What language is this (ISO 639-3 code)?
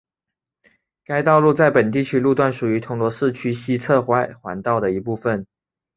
zho